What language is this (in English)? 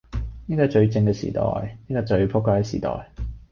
Cantonese